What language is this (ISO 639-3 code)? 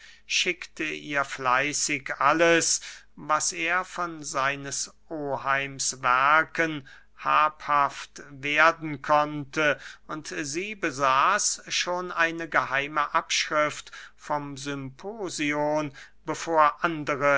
deu